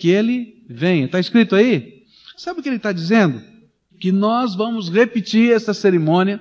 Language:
Portuguese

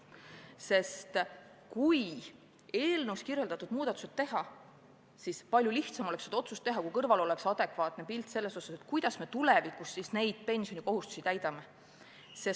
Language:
Estonian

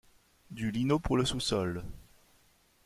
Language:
French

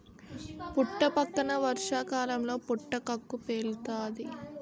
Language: Telugu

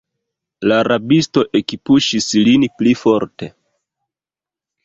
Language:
Esperanto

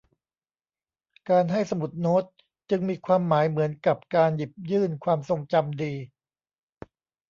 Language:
Thai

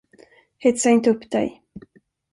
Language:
Swedish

